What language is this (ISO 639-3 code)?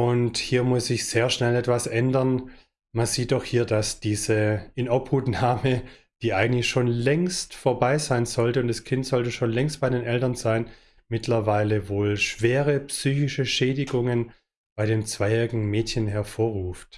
deu